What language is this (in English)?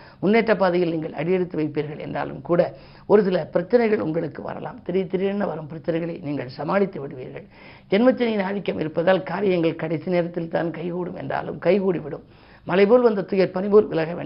Tamil